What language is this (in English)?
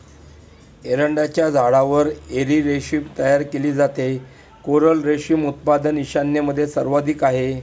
Marathi